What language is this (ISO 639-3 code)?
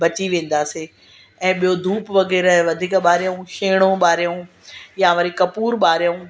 snd